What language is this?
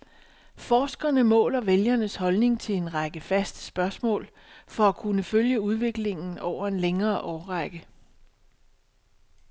Danish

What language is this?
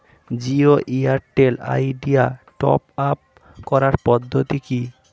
Bangla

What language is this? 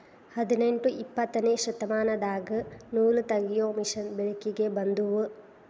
Kannada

